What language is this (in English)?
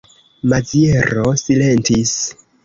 Esperanto